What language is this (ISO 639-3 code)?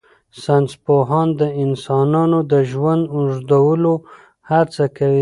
pus